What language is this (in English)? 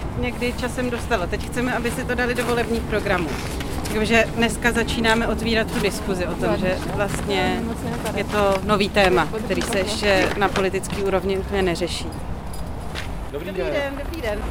Czech